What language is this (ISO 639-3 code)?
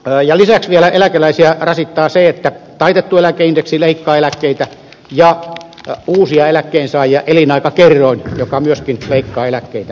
fin